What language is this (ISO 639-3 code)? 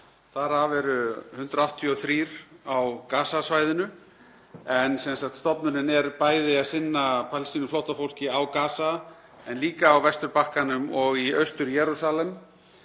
isl